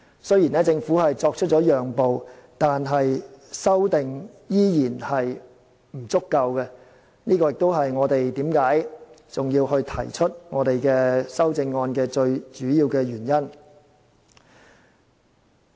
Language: Cantonese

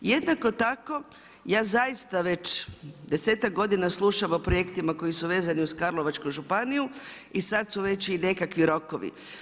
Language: Croatian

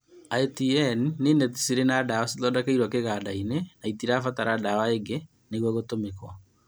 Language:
Kikuyu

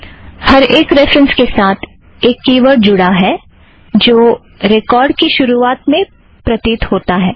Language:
Hindi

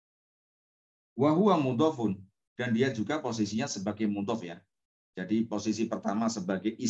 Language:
Indonesian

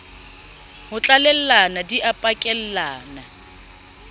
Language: Southern Sotho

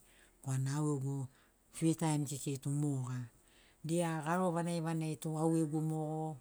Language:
Sinaugoro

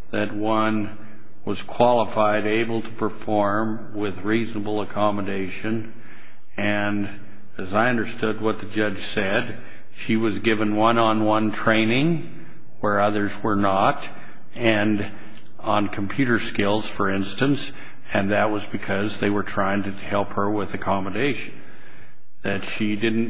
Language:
English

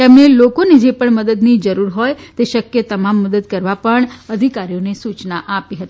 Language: Gujarati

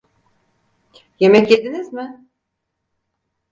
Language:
Turkish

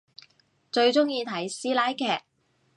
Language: Cantonese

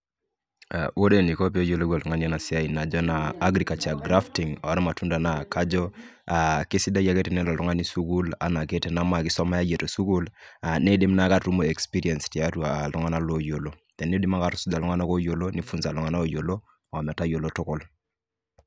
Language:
Masai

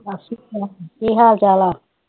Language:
Punjabi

